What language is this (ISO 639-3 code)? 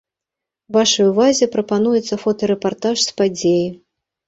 bel